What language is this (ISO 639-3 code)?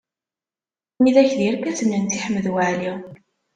kab